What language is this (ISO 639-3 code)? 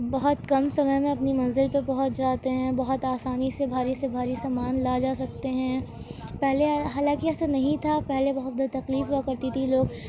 urd